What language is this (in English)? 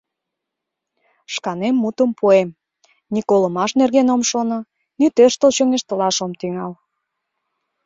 Mari